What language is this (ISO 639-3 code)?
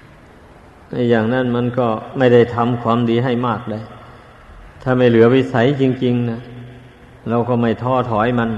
tha